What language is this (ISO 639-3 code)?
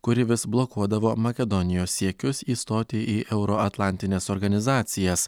lit